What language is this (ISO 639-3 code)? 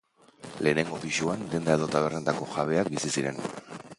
eus